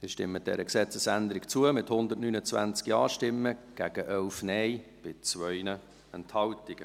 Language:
Swiss German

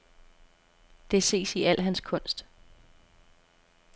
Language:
Danish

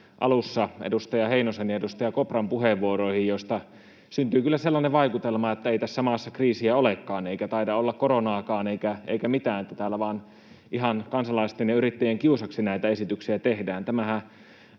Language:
Finnish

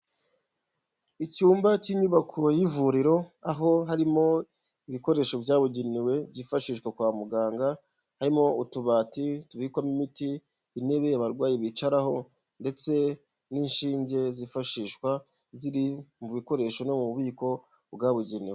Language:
Kinyarwanda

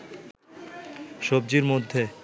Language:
Bangla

